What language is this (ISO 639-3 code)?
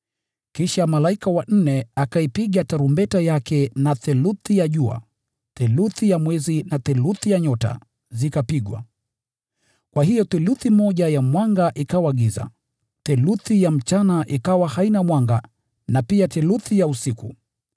swa